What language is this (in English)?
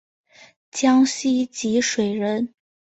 Chinese